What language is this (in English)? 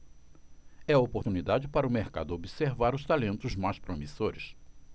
Portuguese